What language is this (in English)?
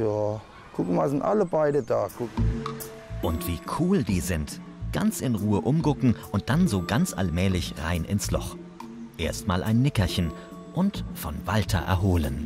German